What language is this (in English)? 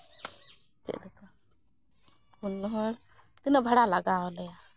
Santali